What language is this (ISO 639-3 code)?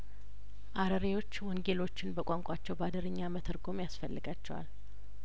amh